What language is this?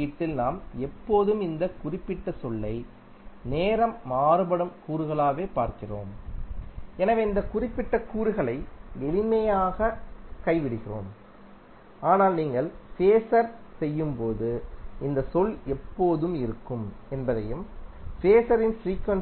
Tamil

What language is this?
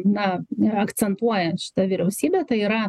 Lithuanian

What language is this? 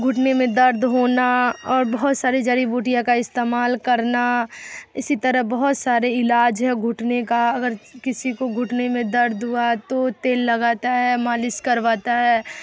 Urdu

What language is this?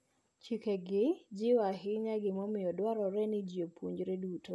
Luo (Kenya and Tanzania)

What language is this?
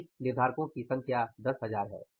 Hindi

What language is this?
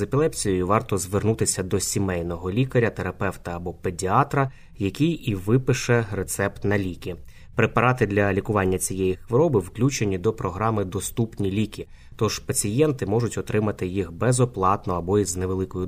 Ukrainian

